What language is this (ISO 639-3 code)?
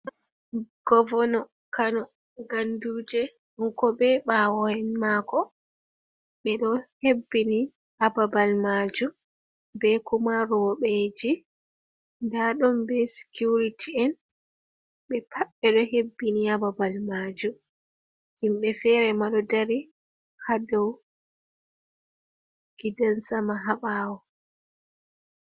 ful